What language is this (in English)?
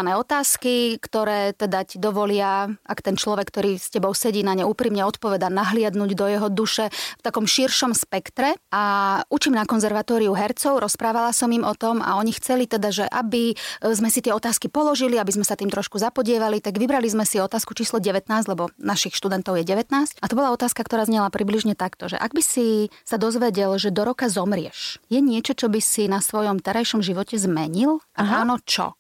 Slovak